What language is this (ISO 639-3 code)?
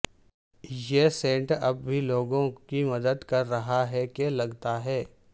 urd